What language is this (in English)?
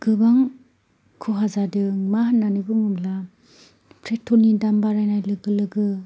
Bodo